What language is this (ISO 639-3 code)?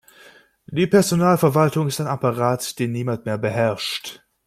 deu